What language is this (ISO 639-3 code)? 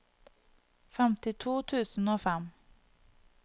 nor